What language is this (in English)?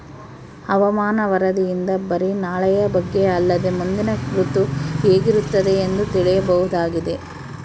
Kannada